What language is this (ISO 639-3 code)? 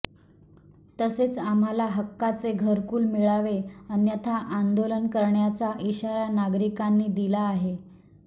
mar